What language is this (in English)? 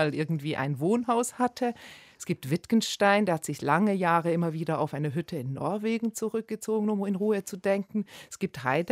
German